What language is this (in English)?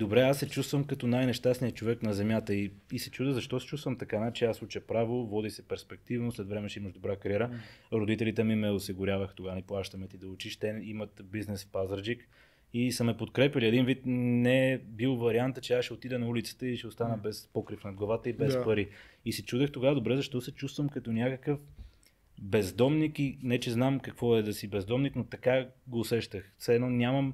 Bulgarian